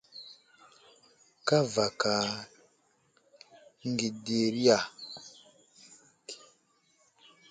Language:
Wuzlam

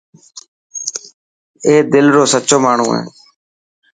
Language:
Dhatki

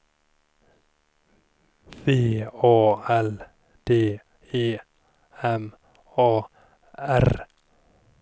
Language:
Swedish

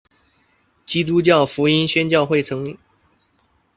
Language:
Chinese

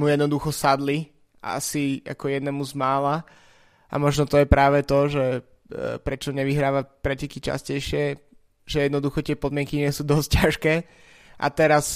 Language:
Slovak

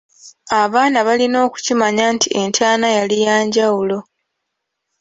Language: Ganda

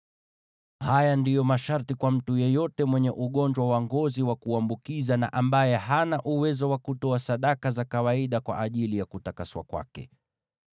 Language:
Swahili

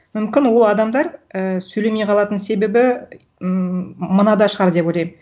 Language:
Kazakh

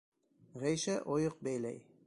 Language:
Bashkir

